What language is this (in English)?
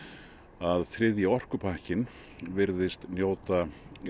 Icelandic